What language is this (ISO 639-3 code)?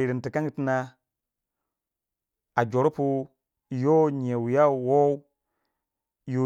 wja